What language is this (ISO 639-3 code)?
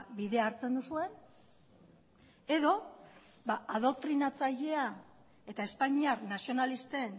eus